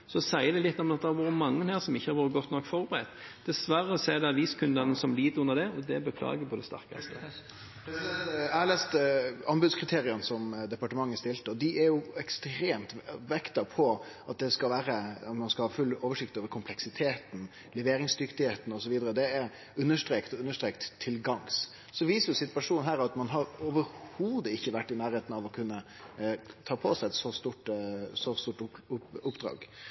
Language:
Norwegian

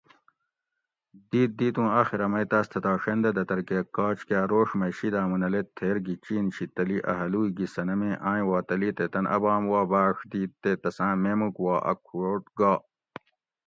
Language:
Gawri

